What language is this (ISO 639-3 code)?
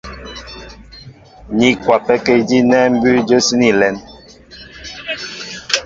mbo